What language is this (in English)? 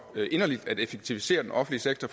Danish